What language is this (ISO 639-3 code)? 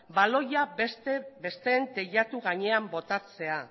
eus